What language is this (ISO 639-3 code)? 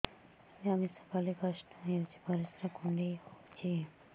ori